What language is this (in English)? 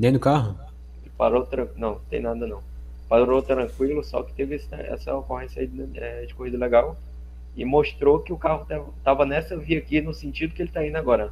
Portuguese